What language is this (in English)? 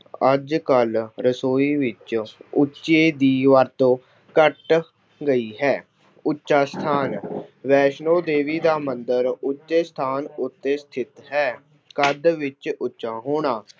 Punjabi